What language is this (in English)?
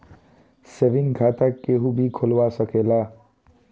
Bhojpuri